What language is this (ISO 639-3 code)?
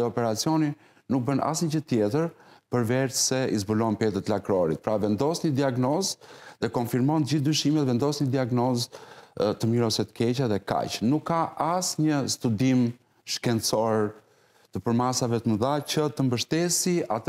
ron